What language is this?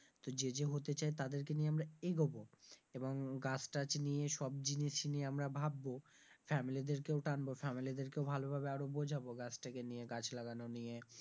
Bangla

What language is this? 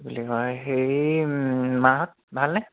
Assamese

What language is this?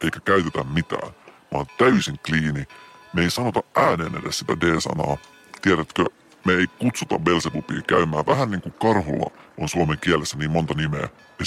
Finnish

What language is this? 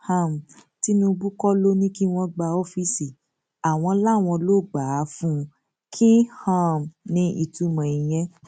Yoruba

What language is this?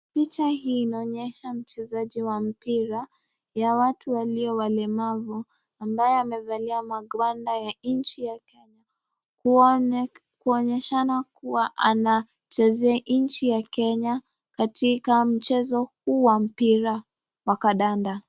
Swahili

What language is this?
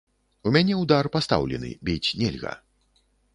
Belarusian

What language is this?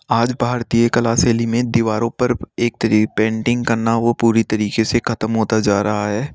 Hindi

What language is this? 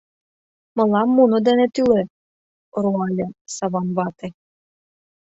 Mari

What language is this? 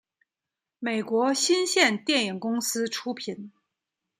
Chinese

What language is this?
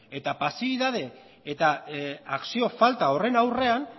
Basque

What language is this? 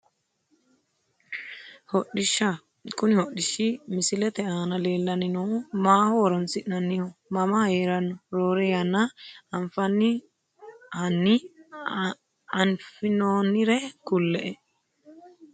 Sidamo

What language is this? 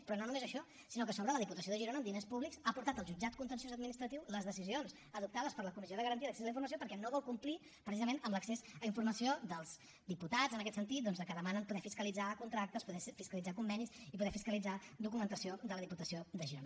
Catalan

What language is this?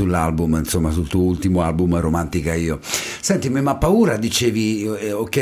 Italian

